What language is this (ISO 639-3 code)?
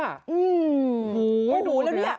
tha